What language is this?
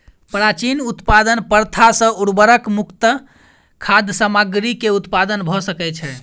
Maithili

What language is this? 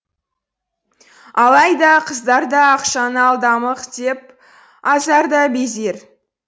Kazakh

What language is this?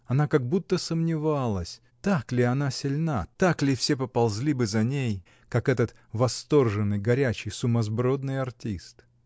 Russian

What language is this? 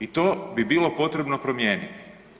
Croatian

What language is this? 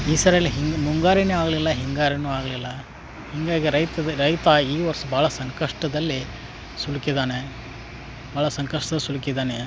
Kannada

